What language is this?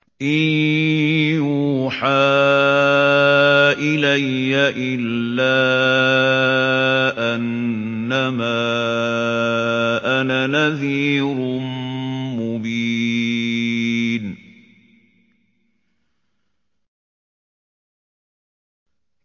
Arabic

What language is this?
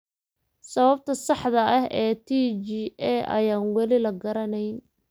Somali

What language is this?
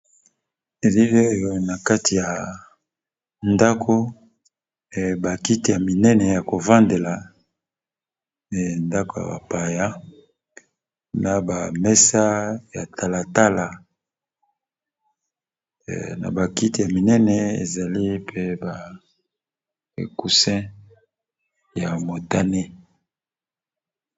Lingala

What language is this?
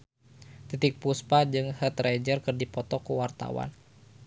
Sundanese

